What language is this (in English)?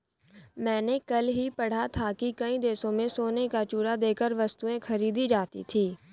Hindi